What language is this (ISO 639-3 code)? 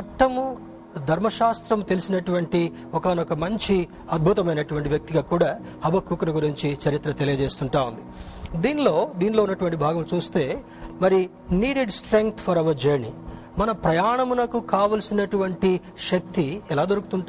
tel